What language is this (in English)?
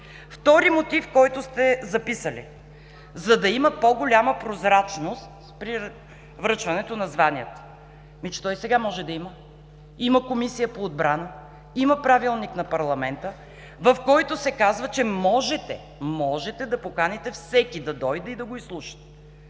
Bulgarian